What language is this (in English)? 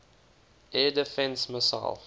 English